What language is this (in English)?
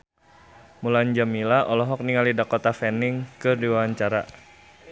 Sundanese